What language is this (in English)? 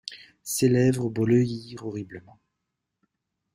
French